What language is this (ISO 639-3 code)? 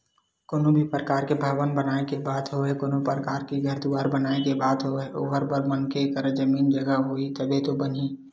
hne